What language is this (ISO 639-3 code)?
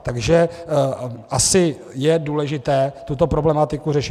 ces